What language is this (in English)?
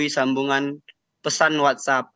Indonesian